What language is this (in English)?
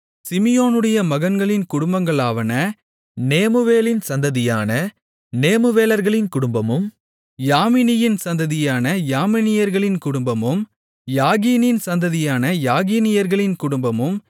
Tamil